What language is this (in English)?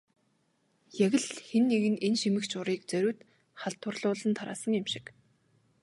Mongolian